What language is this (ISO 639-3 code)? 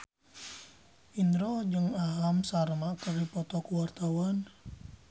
sun